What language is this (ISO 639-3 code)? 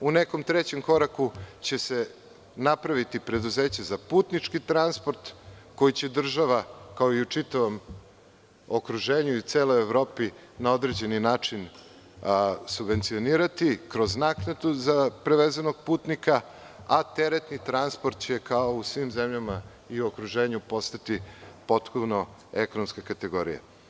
srp